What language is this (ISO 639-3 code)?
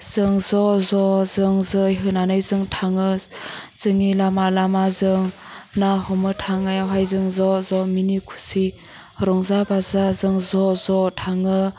brx